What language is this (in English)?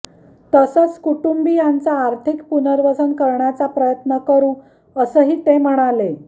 Marathi